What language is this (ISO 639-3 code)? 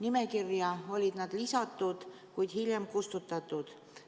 est